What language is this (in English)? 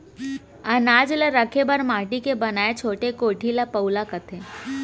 Chhattisgarhi